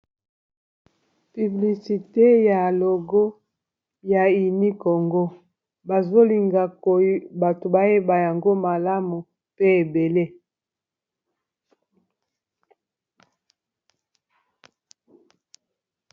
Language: Lingala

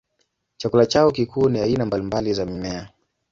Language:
Swahili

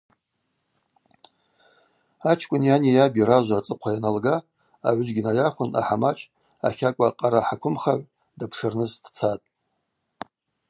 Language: Abaza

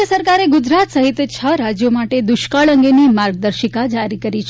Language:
Gujarati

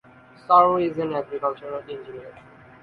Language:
English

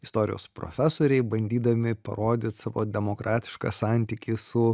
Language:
Lithuanian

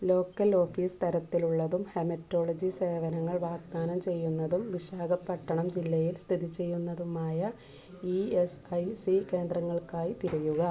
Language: Malayalam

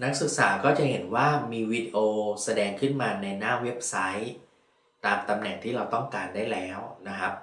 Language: Thai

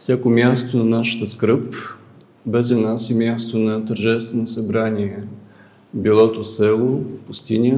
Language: Bulgarian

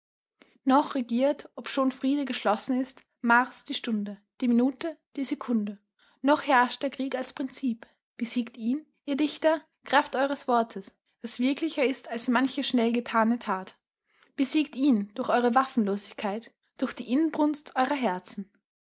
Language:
German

